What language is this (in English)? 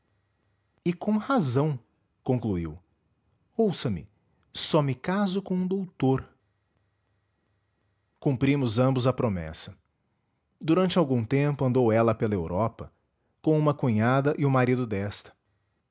Portuguese